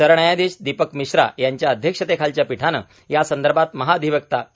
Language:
Marathi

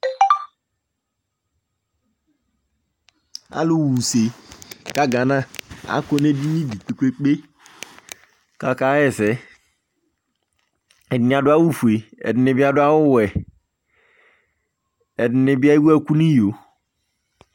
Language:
Ikposo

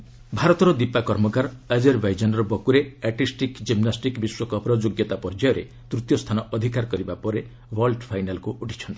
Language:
Odia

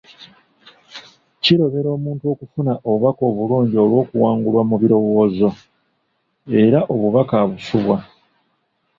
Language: Ganda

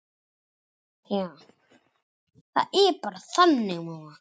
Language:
Icelandic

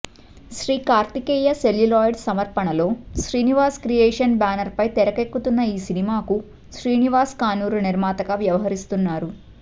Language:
Telugu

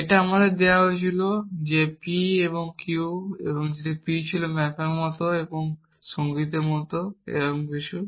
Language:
Bangla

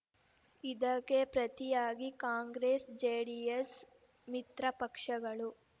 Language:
Kannada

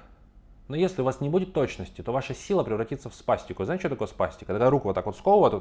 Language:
Russian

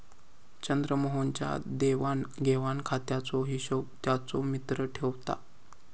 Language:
Marathi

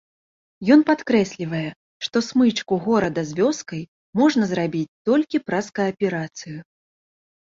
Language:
Belarusian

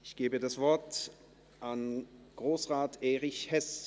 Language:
Swiss German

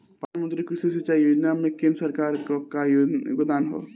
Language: Bhojpuri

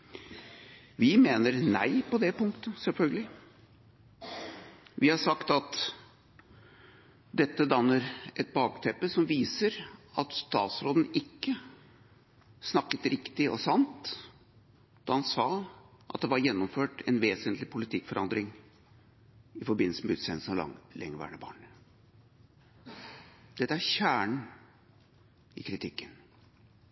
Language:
Norwegian Bokmål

